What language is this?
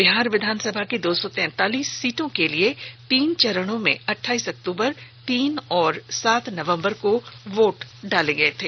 Hindi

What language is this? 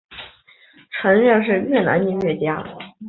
Chinese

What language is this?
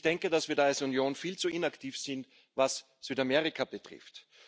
German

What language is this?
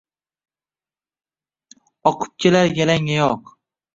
Uzbek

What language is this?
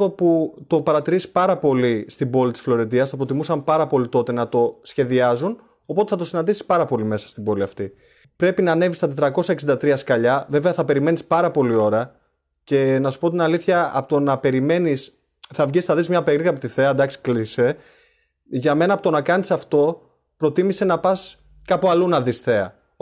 Greek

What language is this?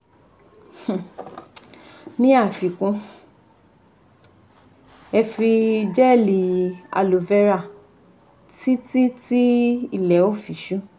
Yoruba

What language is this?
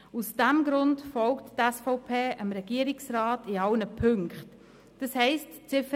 Swiss German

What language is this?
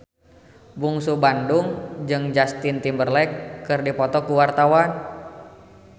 Sundanese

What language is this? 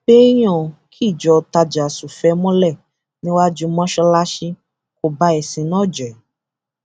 Yoruba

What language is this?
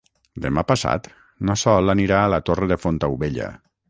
Catalan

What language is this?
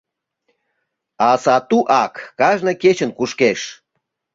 Mari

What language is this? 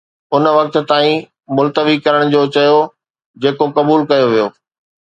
Sindhi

